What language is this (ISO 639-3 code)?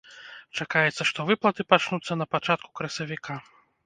bel